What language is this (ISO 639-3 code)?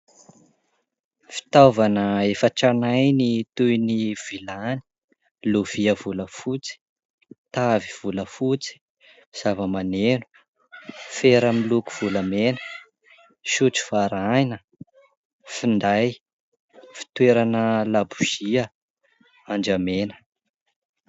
mlg